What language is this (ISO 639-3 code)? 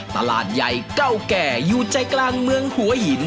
tha